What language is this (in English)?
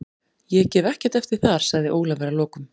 Icelandic